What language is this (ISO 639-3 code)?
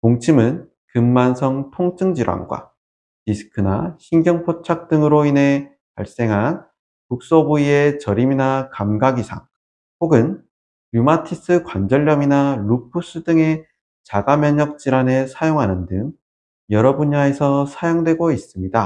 kor